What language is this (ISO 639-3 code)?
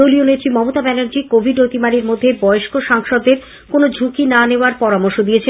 ben